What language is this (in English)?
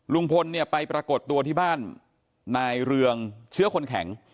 Thai